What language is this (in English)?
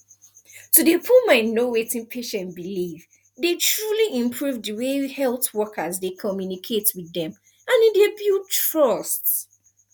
Nigerian Pidgin